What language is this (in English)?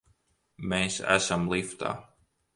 Latvian